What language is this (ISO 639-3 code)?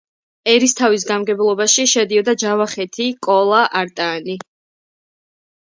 kat